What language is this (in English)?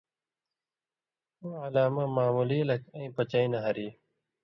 Indus Kohistani